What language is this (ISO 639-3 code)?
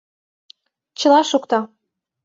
chm